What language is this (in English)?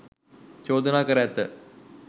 Sinhala